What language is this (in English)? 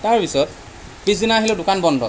Assamese